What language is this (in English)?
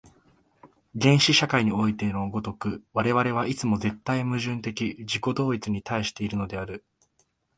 Japanese